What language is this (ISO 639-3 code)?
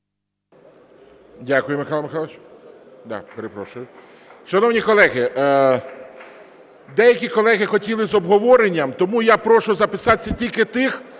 ukr